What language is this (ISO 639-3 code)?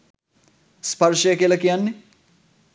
sin